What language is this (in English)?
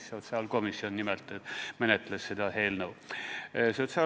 Estonian